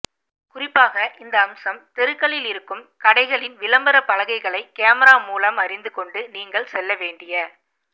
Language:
Tamil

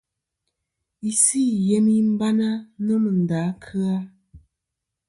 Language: Kom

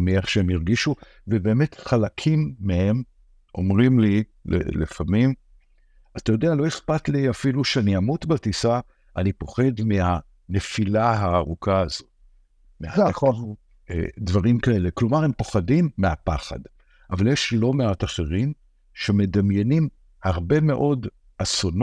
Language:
Hebrew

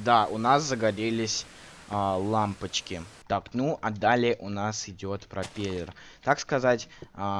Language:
Russian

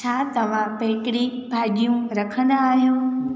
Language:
Sindhi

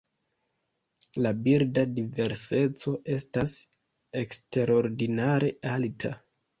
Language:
Esperanto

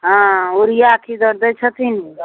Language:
Maithili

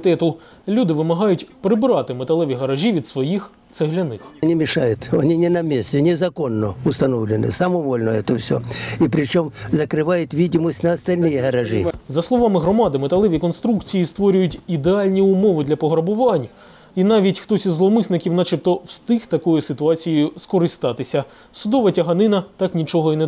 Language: Ukrainian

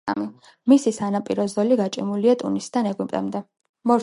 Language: Georgian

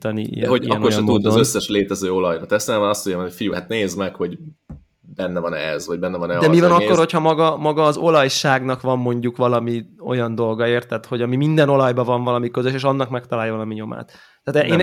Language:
Hungarian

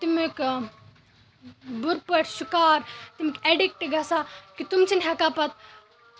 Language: Kashmiri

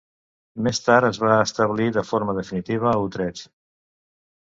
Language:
Catalan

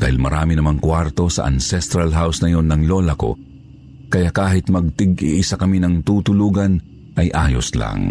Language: Filipino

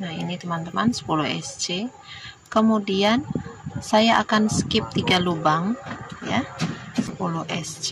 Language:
Indonesian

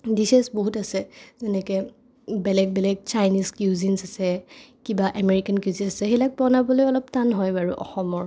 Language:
Assamese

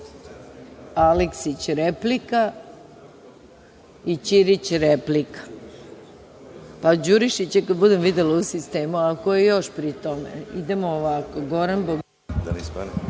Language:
Serbian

